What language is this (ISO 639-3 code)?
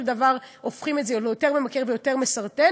heb